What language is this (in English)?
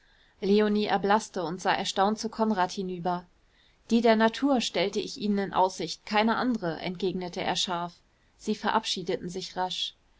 German